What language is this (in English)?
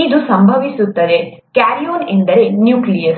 Kannada